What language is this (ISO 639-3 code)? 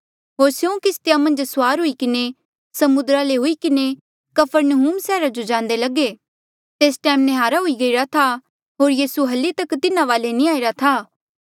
mjl